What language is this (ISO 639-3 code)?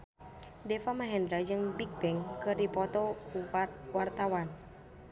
sun